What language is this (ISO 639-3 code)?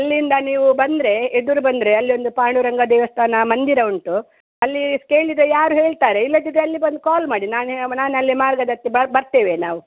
kan